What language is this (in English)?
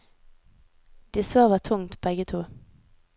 Norwegian